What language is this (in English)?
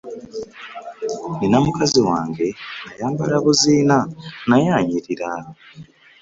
Ganda